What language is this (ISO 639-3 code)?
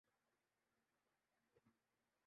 urd